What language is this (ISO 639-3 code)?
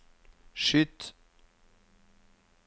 nor